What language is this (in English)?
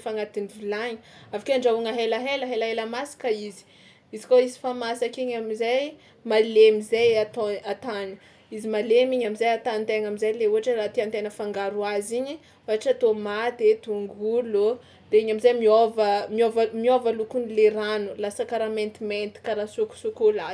Tsimihety Malagasy